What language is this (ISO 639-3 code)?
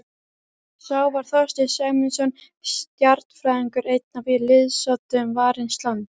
isl